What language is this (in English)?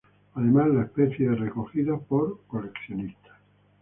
Spanish